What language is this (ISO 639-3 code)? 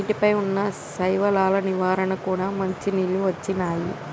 tel